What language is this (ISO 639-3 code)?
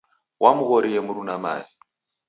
dav